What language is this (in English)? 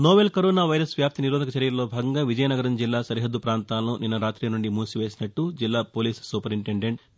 Telugu